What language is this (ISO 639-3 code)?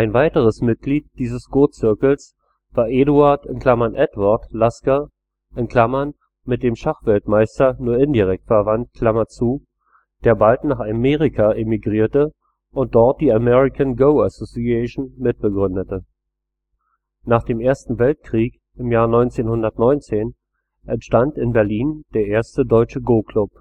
deu